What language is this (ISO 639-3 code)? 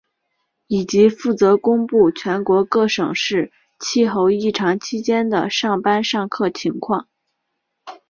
zho